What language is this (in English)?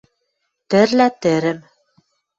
Western Mari